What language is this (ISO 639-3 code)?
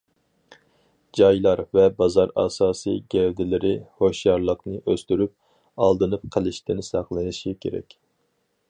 uig